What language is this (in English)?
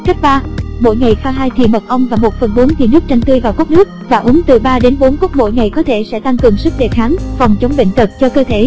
Vietnamese